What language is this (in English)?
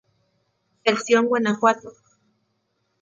Spanish